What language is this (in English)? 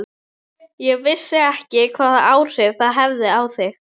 Icelandic